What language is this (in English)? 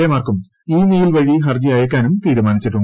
Malayalam